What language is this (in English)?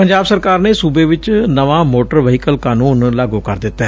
Punjabi